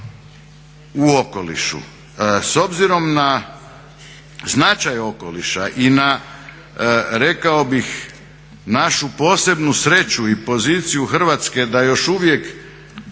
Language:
Croatian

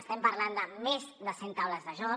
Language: Catalan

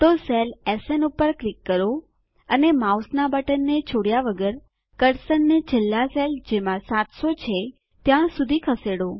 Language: Gujarati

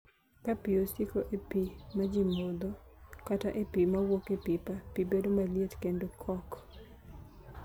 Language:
Luo (Kenya and Tanzania)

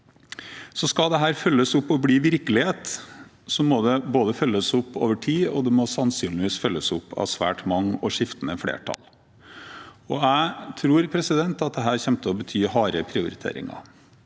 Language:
Norwegian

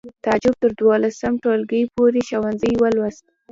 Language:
Pashto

